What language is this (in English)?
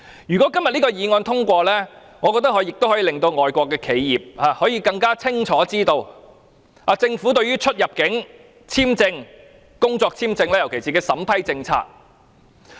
Cantonese